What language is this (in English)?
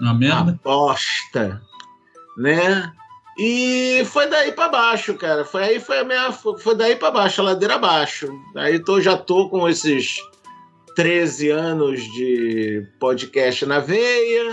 Portuguese